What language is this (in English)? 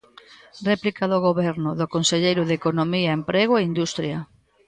Galician